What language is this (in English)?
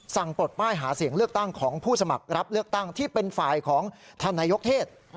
Thai